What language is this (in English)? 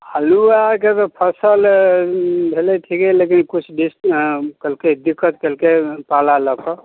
Maithili